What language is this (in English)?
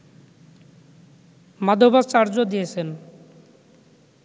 Bangla